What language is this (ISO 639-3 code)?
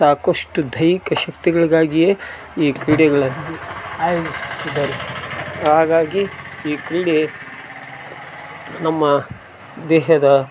kan